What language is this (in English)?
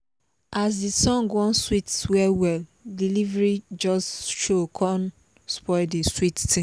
Nigerian Pidgin